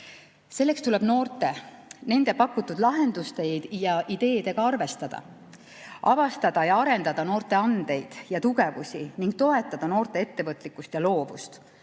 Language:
Estonian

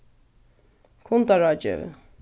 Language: Faroese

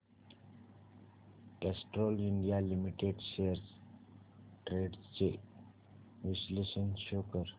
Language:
Marathi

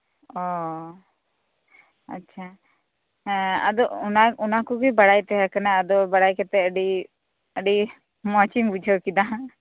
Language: Santali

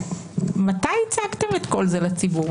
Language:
Hebrew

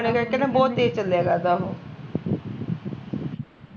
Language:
Punjabi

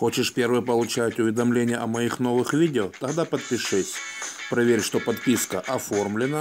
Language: Russian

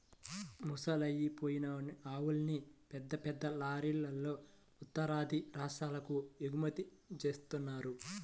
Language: Telugu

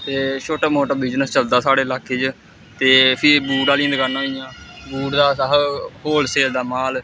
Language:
Dogri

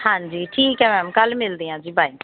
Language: Punjabi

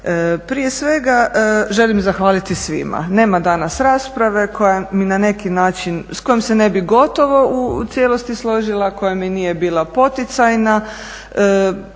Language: Croatian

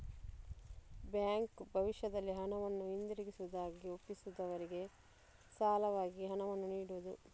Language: Kannada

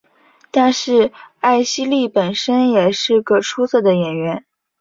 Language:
Chinese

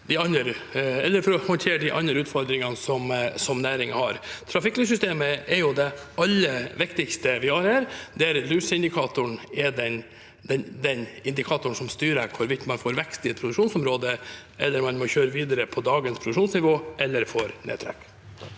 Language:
Norwegian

